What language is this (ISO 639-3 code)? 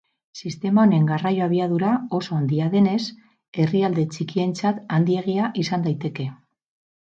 eus